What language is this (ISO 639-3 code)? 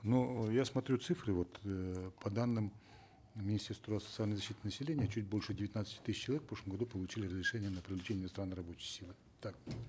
kaz